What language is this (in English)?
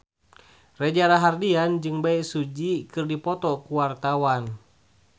Sundanese